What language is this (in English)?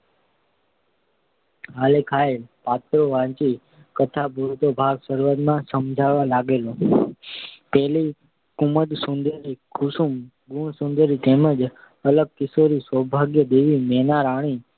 Gujarati